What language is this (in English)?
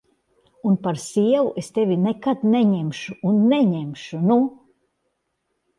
Latvian